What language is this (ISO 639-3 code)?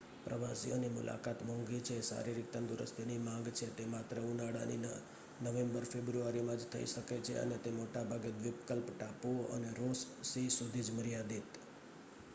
guj